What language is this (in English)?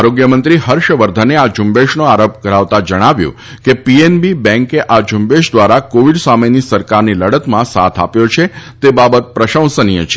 Gujarati